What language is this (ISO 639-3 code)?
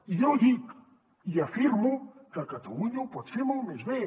cat